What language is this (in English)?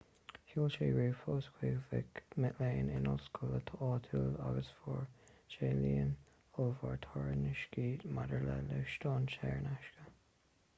Irish